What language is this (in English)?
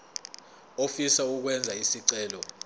Zulu